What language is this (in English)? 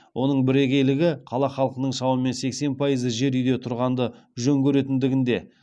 Kazakh